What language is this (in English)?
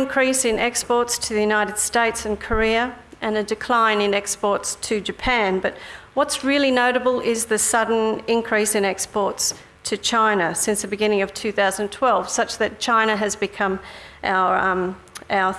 English